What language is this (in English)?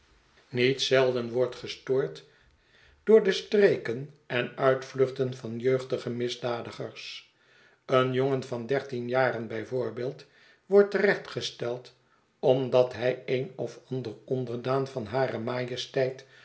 Dutch